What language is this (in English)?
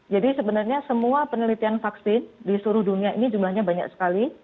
Indonesian